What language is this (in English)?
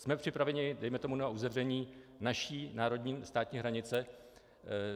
Czech